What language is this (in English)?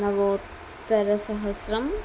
Sanskrit